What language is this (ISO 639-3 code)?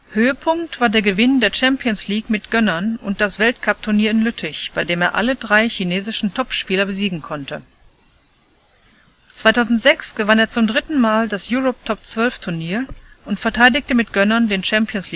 deu